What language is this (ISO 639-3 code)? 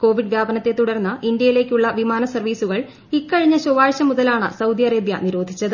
mal